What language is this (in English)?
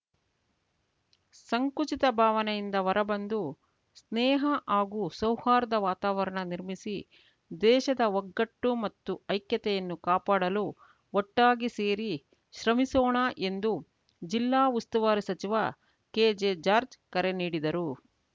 Kannada